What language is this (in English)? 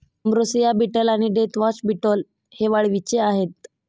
Marathi